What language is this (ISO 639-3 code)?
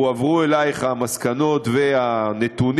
heb